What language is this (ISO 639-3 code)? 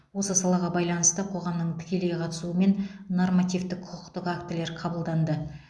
kaz